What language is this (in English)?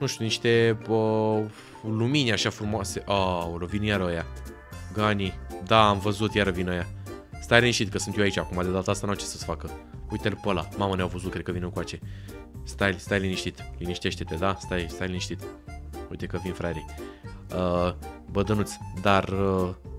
Romanian